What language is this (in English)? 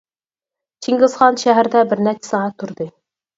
Uyghur